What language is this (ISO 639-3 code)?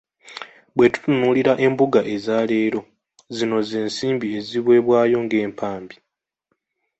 lug